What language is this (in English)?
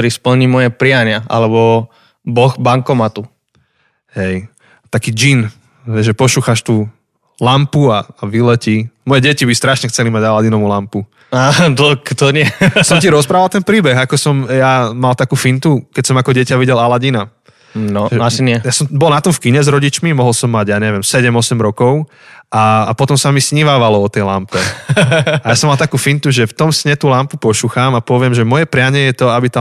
Slovak